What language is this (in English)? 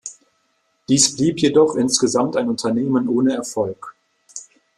German